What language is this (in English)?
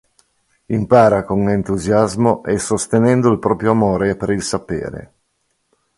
Italian